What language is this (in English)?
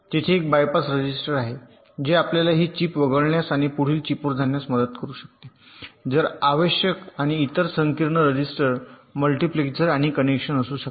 Marathi